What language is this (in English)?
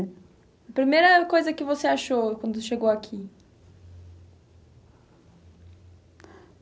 Portuguese